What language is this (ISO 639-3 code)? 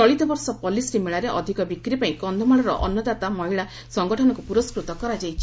ori